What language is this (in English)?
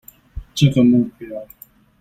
Chinese